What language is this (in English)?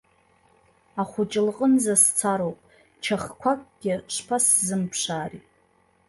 Abkhazian